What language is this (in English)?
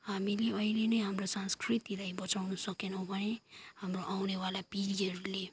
Nepali